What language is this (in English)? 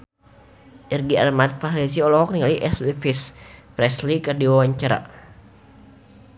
Sundanese